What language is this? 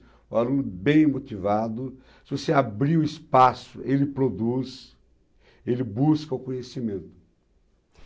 Portuguese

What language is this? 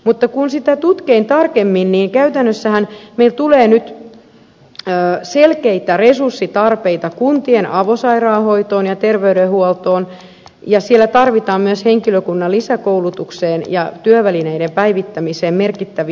Finnish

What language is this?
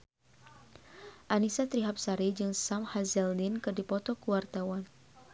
Sundanese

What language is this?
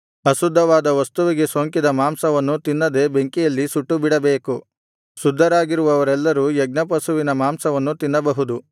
Kannada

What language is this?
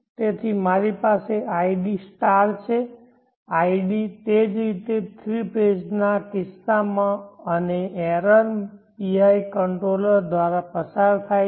Gujarati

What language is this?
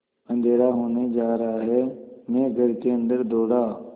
Hindi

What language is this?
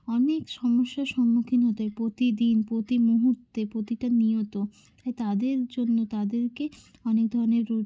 Bangla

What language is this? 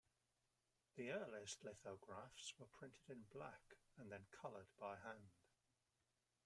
English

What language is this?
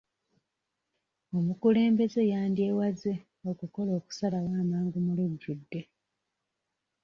Ganda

